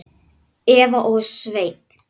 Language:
Icelandic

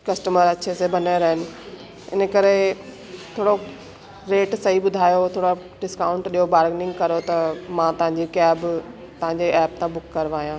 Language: Sindhi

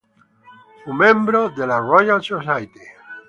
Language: Italian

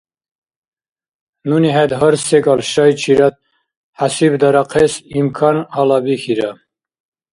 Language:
Dargwa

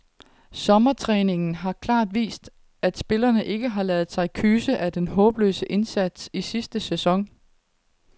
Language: Danish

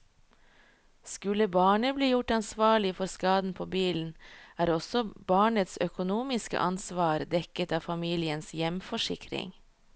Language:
Norwegian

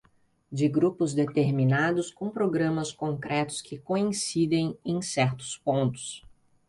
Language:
Portuguese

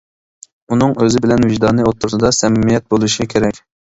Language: Uyghur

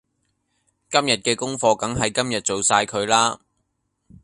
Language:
Cantonese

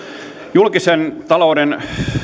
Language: Finnish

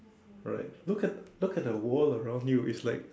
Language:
English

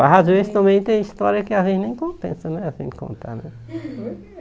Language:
Portuguese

